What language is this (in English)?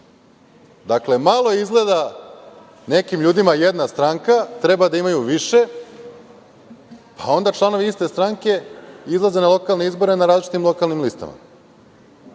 Serbian